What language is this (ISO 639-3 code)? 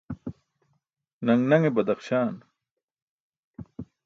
bsk